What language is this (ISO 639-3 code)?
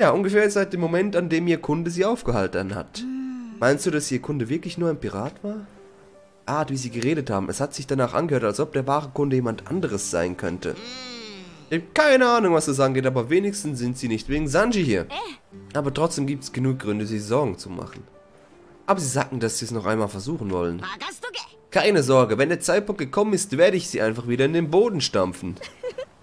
deu